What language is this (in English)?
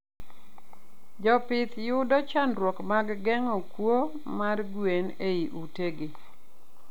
Luo (Kenya and Tanzania)